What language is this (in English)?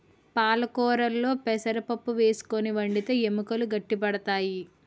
Telugu